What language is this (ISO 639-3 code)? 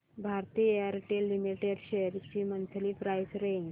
mar